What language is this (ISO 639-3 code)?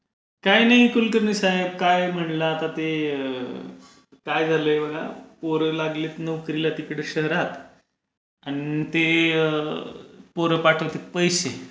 mar